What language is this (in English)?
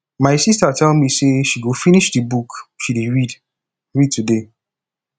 Nigerian Pidgin